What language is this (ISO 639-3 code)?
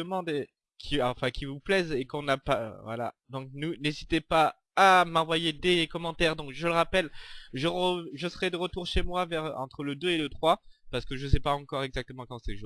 fra